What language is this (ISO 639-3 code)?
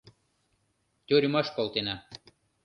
chm